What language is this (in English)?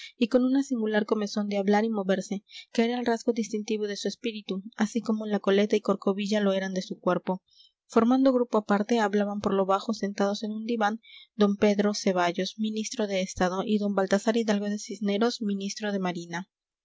Spanish